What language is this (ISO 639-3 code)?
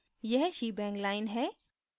hin